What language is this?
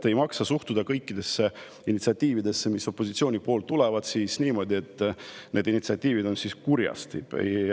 Estonian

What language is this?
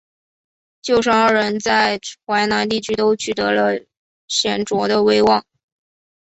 Chinese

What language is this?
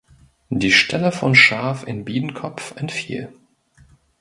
German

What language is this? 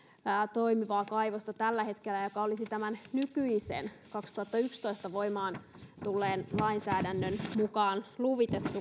Finnish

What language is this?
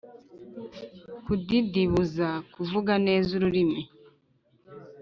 Kinyarwanda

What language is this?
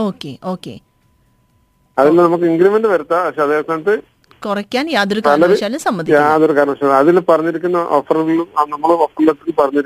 Malayalam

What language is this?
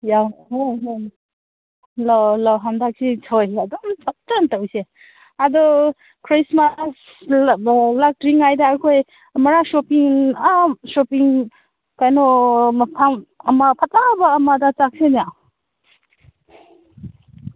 Manipuri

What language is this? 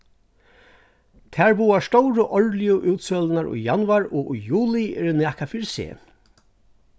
Faroese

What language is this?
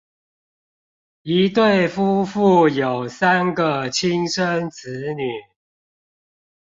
Chinese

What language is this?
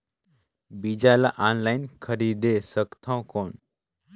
Chhattisgarhi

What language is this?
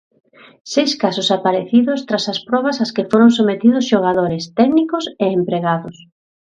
Galician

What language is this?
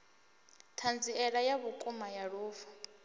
Venda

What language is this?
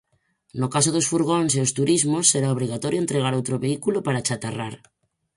Galician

